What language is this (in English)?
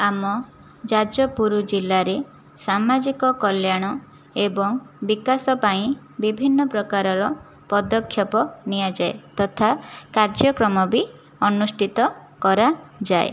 Odia